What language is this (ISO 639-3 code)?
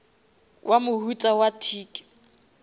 nso